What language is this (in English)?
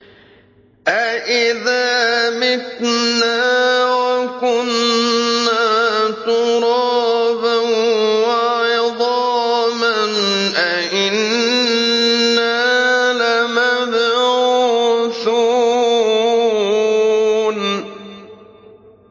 Arabic